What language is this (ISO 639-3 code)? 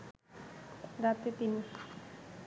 ben